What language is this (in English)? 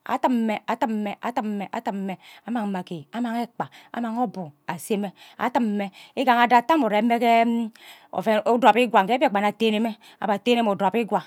Ubaghara